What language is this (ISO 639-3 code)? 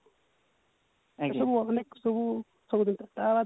ori